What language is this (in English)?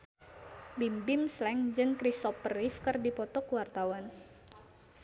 Sundanese